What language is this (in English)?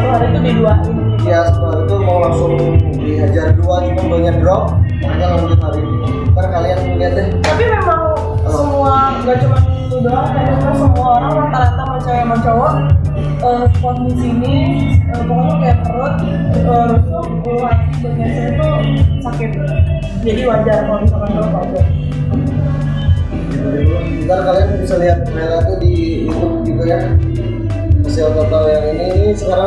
Indonesian